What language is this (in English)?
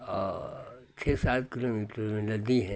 Hindi